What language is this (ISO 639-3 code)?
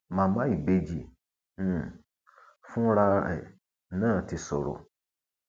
yor